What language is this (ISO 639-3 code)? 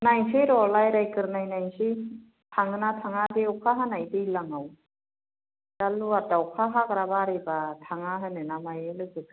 brx